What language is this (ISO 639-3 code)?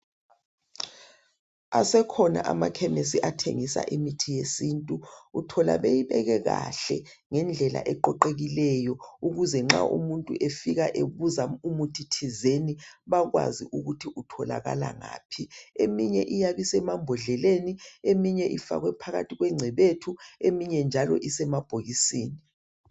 nde